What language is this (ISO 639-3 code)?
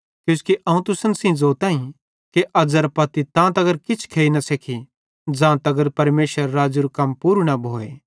bhd